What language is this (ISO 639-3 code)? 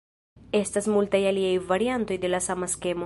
epo